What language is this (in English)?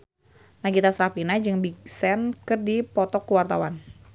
Sundanese